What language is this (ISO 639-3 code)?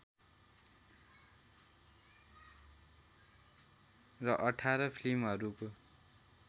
nep